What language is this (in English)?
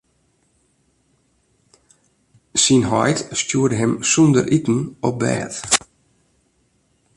Western Frisian